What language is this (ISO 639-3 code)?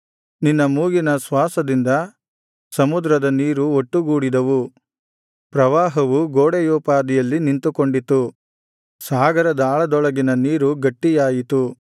kan